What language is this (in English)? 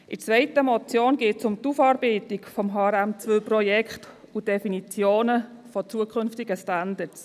Swiss German